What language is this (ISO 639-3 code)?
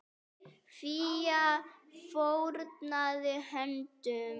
isl